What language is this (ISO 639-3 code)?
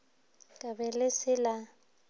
nso